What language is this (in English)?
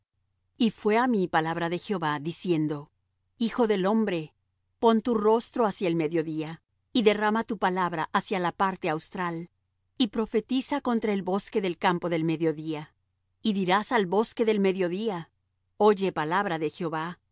Spanish